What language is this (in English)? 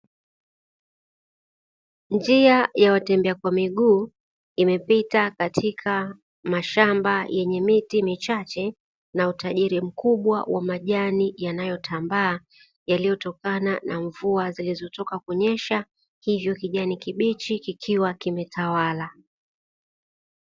Swahili